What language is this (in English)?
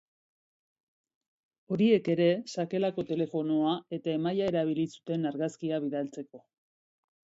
Basque